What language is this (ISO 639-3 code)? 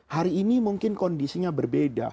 ind